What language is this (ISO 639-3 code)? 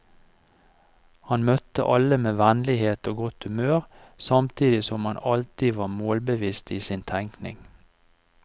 nor